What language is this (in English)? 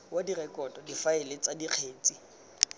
Tswana